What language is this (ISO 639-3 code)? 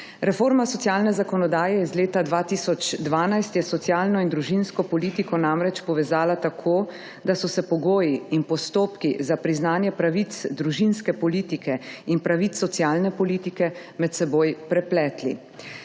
slv